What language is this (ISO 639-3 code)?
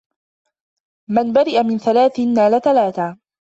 ara